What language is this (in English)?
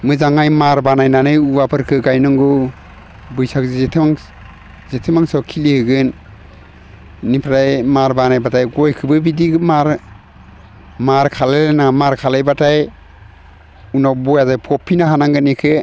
Bodo